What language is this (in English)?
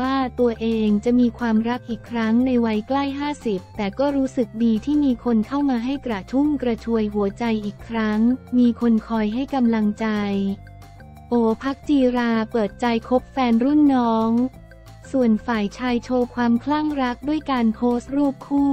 Thai